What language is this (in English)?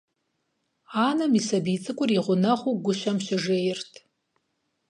Kabardian